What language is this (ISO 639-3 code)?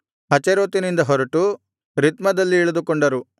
kan